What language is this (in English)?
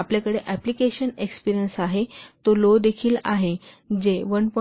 Marathi